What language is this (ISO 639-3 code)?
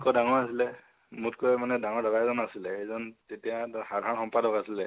asm